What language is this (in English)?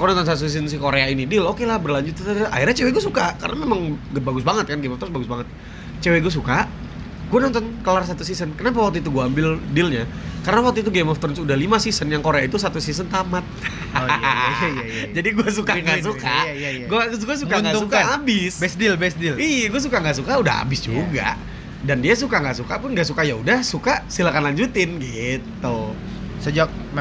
Indonesian